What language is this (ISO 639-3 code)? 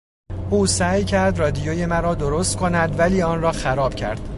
fas